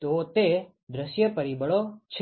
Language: Gujarati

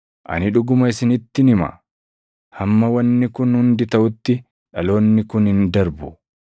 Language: Oromo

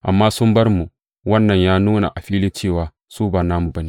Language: Hausa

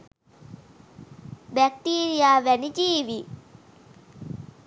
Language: Sinhala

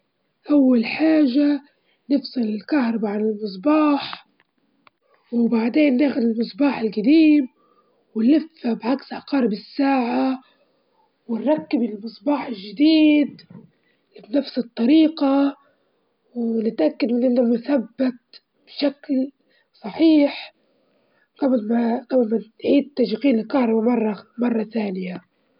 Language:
Libyan Arabic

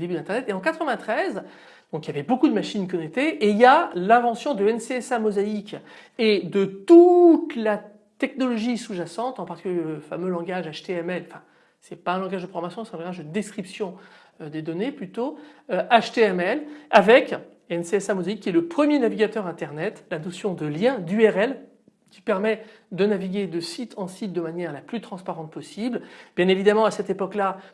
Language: French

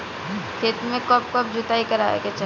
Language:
Bhojpuri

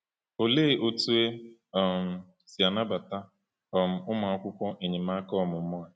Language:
Igbo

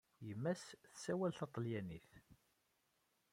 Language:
Kabyle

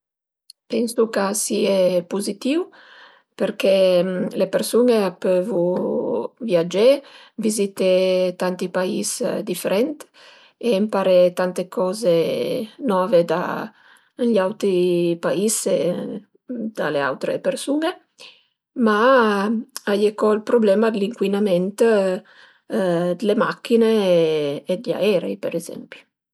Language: Piedmontese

